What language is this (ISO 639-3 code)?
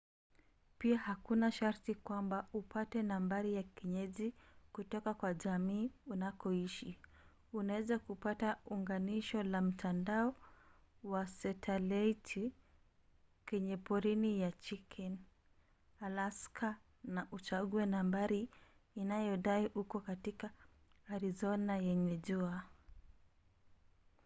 swa